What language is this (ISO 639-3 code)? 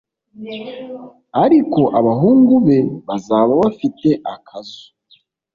kin